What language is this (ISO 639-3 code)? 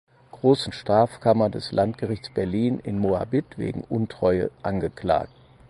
deu